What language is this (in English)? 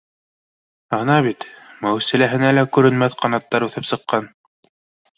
Bashkir